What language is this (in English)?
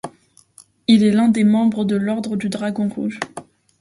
French